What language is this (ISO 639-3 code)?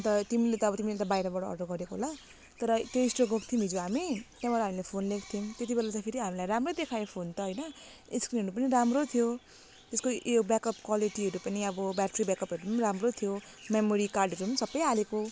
nep